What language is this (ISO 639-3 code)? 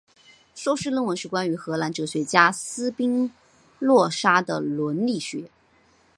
zho